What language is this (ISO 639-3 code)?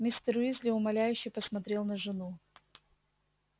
rus